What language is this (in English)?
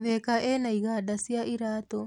Kikuyu